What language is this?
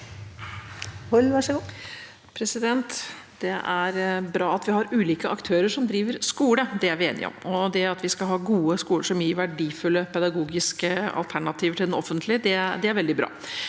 Norwegian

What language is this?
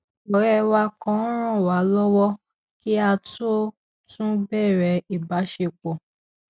Yoruba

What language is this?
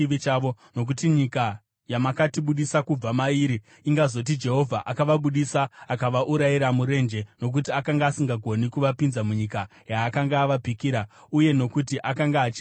Shona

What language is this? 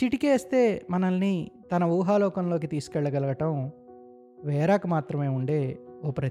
Telugu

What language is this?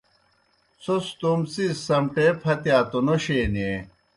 Kohistani Shina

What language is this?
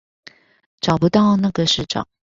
Chinese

